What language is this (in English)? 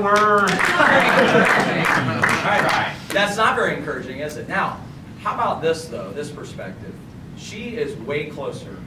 English